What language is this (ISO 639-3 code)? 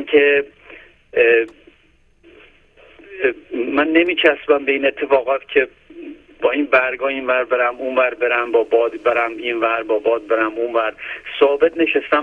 fas